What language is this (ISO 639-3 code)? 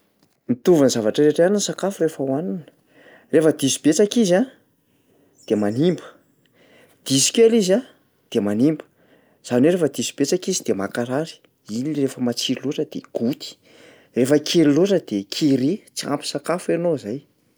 mlg